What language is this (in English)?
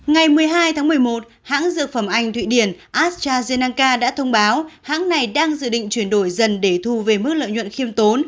Vietnamese